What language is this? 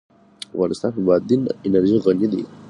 Pashto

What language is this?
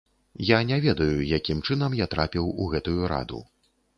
Belarusian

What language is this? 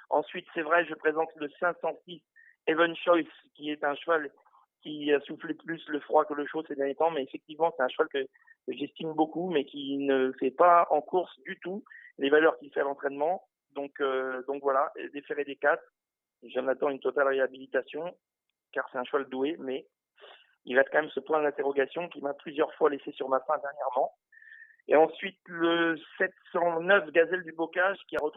French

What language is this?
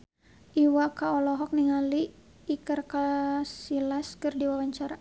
Sundanese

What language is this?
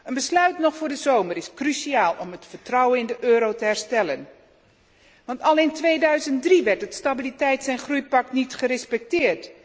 Dutch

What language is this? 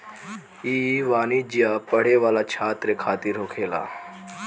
Bhojpuri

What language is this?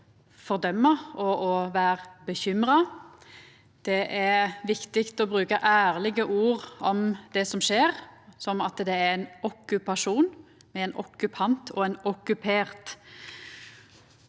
Norwegian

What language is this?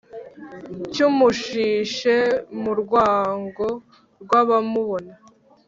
Kinyarwanda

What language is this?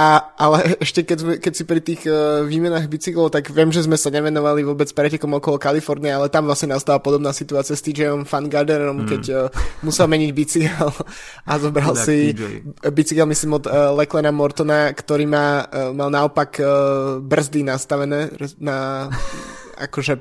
Slovak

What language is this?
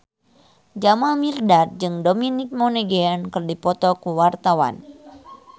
Sundanese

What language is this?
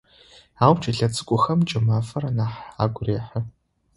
Adyghe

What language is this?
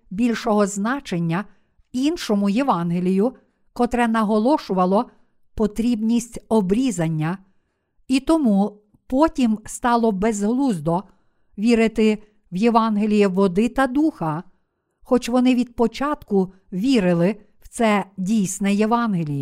Ukrainian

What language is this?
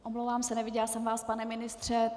Czech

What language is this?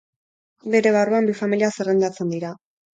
Basque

